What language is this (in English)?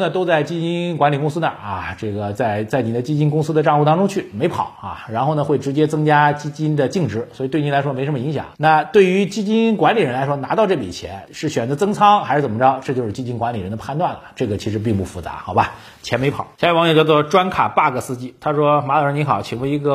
Chinese